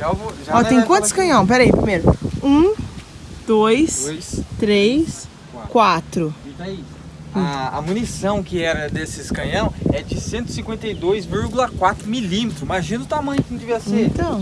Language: Portuguese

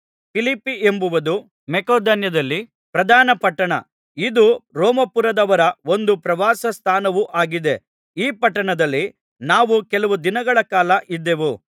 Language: Kannada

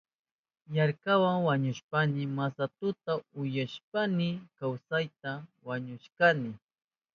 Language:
Southern Pastaza Quechua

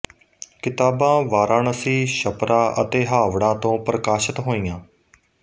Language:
Punjabi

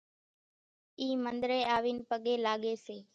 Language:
Kachi Koli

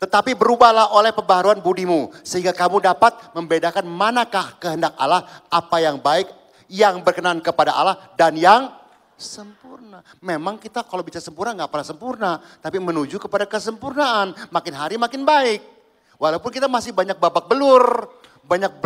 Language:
Indonesian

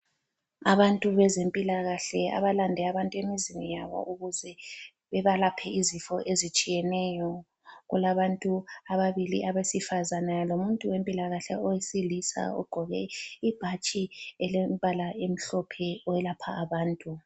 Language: North Ndebele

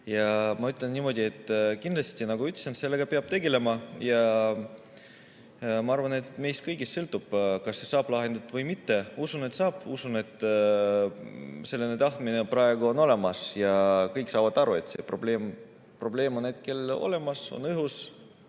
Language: Estonian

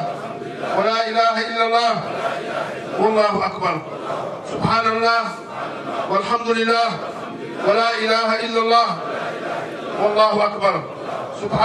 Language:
Arabic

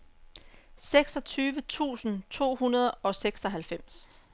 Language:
Danish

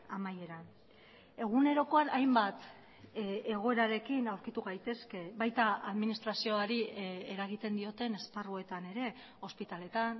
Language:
Basque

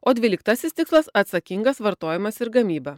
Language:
Lithuanian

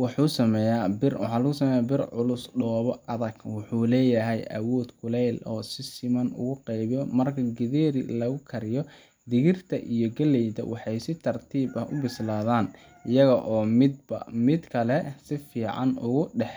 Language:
Somali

